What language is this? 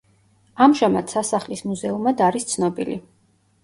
Georgian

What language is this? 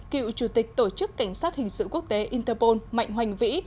Vietnamese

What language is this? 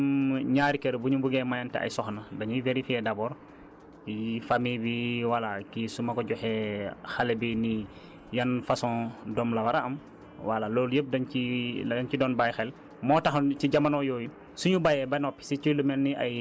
Wolof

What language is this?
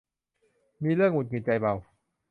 Thai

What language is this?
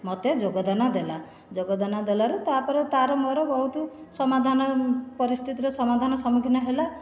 Odia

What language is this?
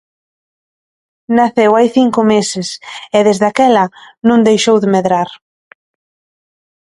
Galician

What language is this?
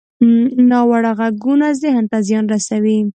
Pashto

